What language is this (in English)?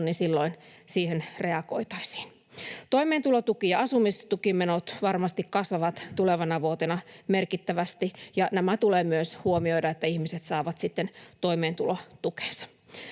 Finnish